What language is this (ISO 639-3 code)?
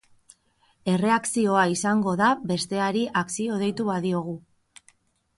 eus